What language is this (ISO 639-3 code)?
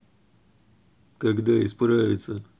rus